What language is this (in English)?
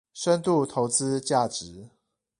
Chinese